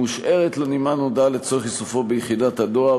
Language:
Hebrew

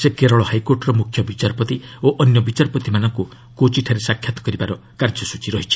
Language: Odia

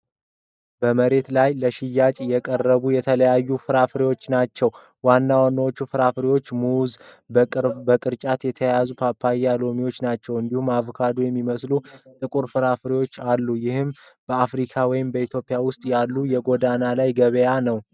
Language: Amharic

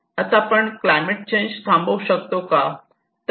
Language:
Marathi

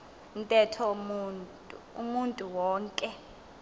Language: Xhosa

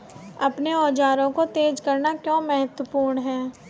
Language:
Hindi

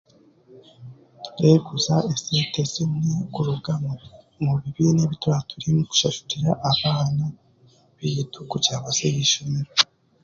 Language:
Chiga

